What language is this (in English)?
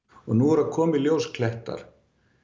Icelandic